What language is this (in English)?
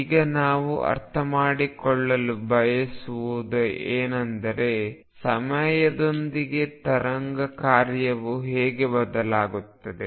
Kannada